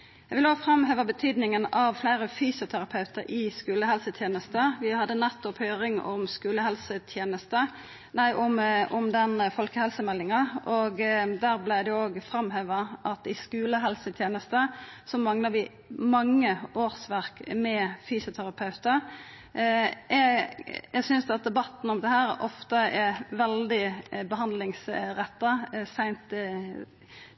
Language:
Norwegian Nynorsk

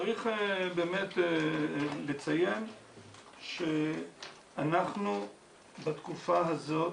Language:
Hebrew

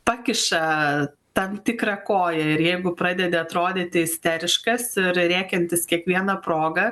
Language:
Lithuanian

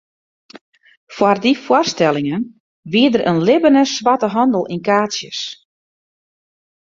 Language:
Western Frisian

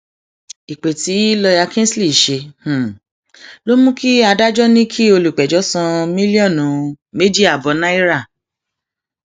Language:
Yoruba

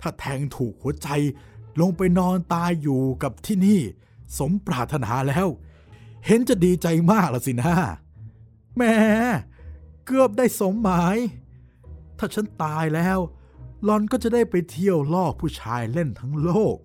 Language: Thai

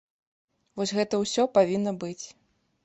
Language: Belarusian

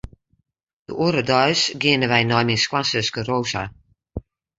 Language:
Western Frisian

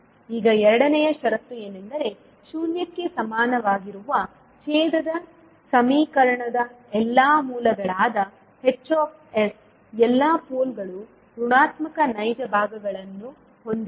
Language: Kannada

